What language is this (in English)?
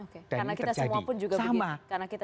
Indonesian